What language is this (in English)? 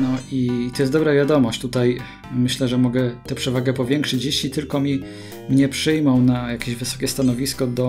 Polish